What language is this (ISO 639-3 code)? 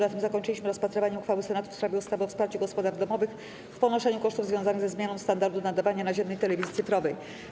pol